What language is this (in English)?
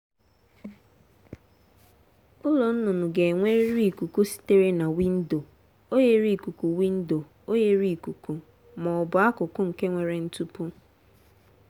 Igbo